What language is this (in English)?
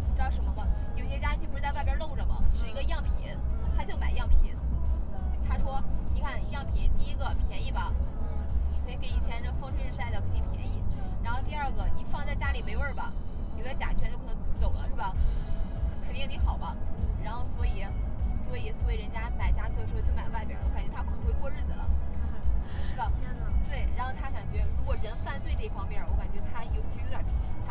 Chinese